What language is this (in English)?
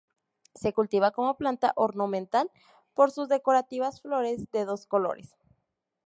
Spanish